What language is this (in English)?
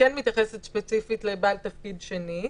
Hebrew